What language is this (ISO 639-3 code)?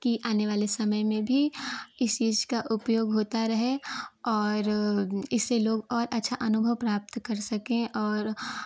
hin